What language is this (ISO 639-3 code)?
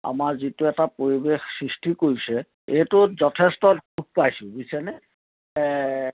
asm